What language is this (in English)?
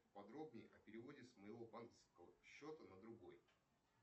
Russian